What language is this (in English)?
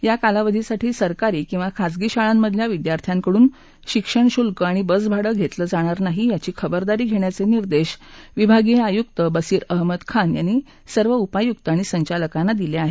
Marathi